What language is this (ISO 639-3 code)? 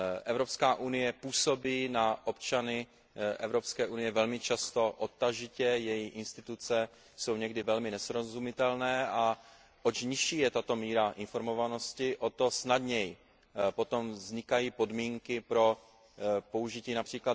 ces